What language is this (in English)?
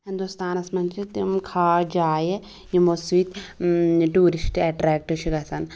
Kashmiri